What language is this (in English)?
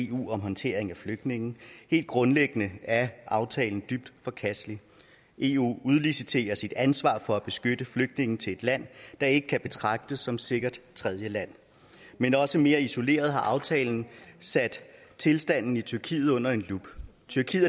Danish